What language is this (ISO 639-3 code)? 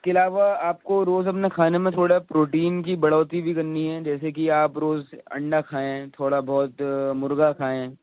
urd